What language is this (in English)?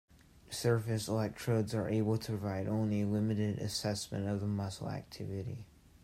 English